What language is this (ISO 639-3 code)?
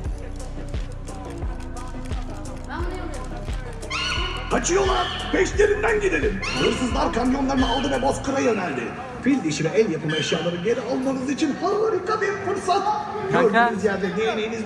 tur